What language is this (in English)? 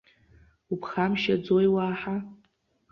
Abkhazian